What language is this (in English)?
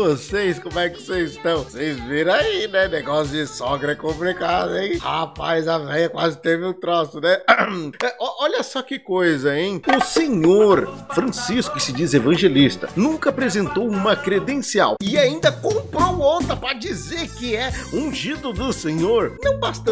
Portuguese